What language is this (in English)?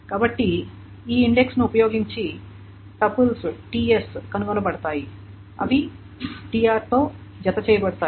Telugu